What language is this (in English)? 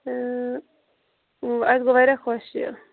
Kashmiri